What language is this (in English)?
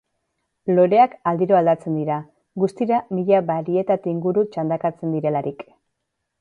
Basque